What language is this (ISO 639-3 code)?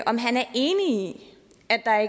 dan